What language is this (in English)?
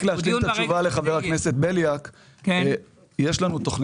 Hebrew